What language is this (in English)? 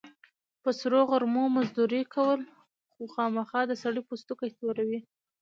Pashto